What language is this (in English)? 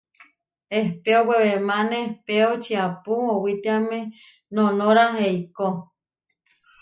Huarijio